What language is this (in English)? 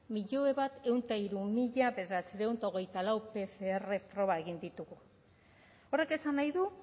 Basque